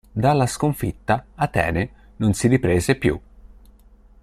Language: Italian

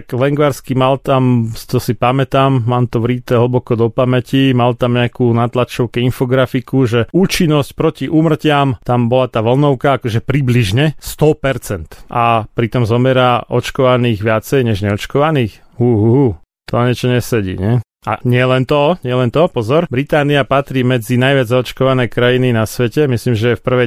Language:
Slovak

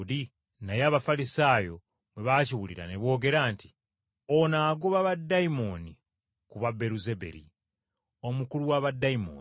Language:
Ganda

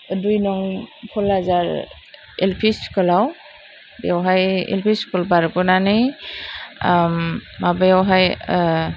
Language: Bodo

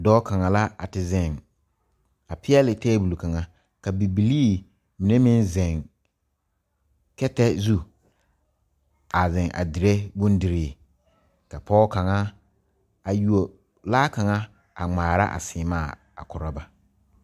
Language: Southern Dagaare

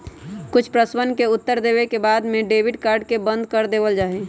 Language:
Magahi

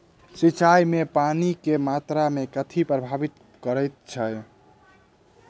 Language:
Maithili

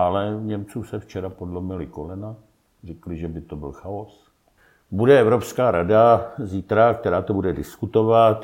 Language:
Czech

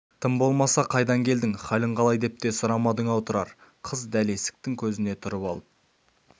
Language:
Kazakh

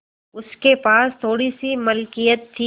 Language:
Hindi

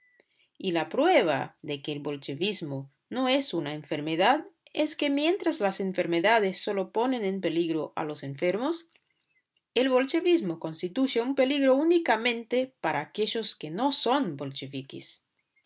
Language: Spanish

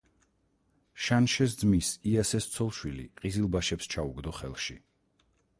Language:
Georgian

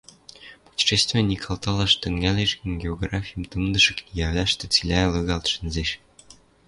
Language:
Western Mari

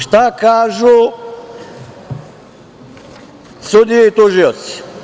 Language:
Serbian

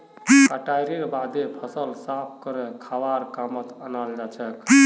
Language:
Magahi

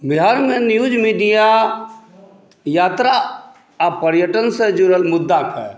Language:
Maithili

